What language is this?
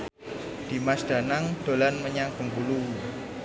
Javanese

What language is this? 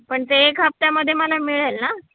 Marathi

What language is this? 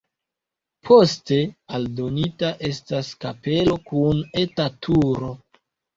Esperanto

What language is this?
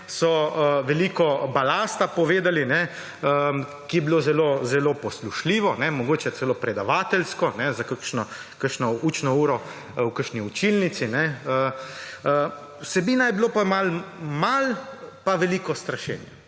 Slovenian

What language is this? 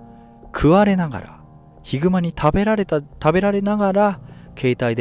Japanese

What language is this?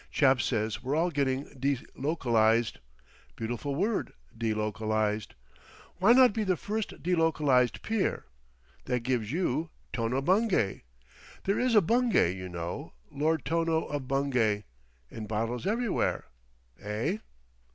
English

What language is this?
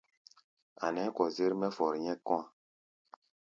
Gbaya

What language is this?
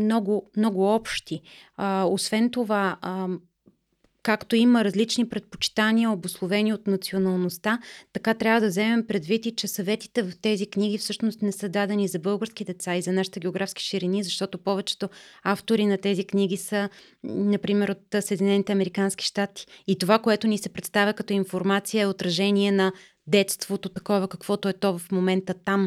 Bulgarian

